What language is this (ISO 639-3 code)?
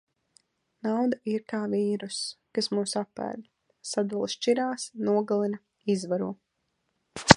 lav